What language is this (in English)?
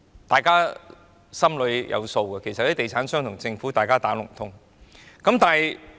Cantonese